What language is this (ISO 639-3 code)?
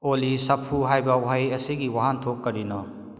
mni